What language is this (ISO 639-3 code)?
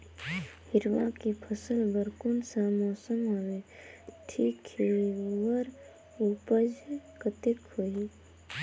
hne